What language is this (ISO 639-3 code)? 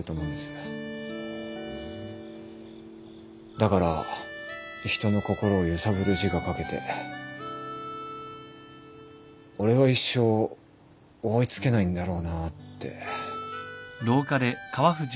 jpn